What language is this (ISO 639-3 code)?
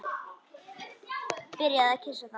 isl